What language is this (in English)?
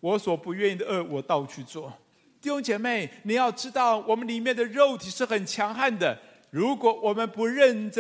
Chinese